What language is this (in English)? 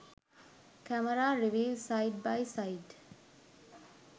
Sinhala